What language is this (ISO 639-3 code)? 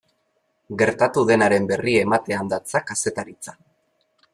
eus